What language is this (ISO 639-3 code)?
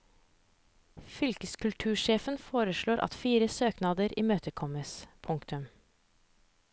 nor